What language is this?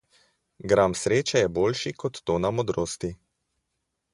Slovenian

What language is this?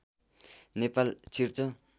Nepali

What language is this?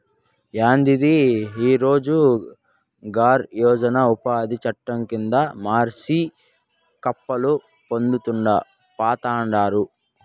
Telugu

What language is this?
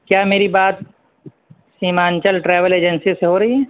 Urdu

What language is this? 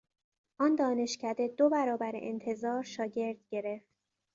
Persian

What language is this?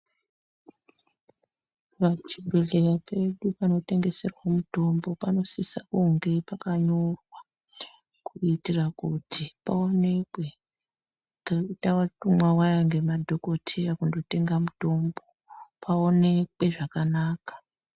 Ndau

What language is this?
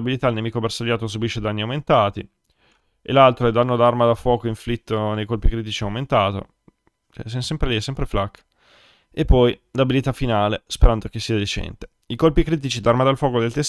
Italian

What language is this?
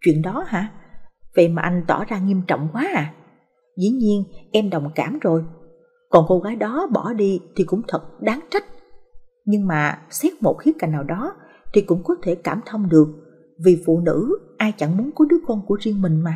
Vietnamese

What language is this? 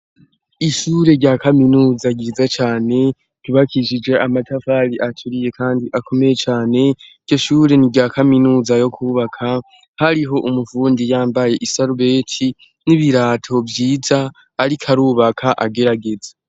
Rundi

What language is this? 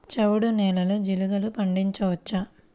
Telugu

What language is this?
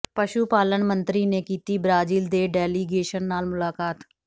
Punjabi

